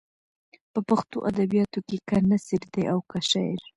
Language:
Pashto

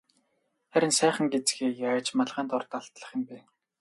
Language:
Mongolian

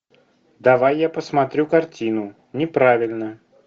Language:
Russian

